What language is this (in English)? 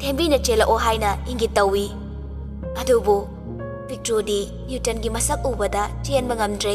Indonesian